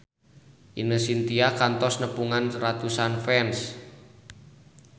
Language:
Sundanese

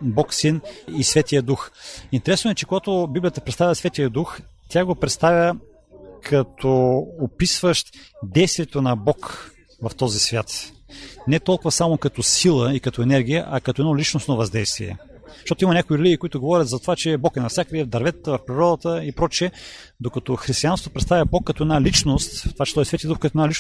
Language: Bulgarian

